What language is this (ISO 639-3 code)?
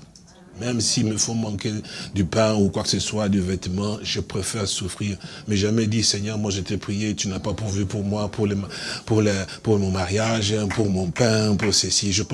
fra